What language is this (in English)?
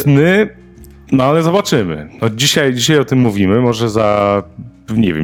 Polish